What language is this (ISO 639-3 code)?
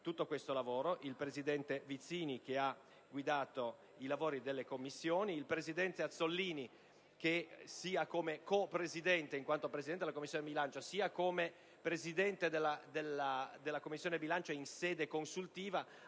ita